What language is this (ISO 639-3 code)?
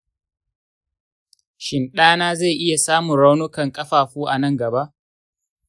hau